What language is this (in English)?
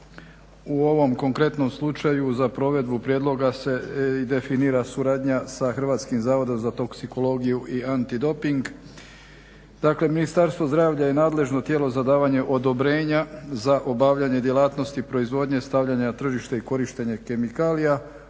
Croatian